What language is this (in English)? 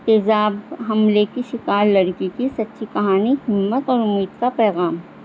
Urdu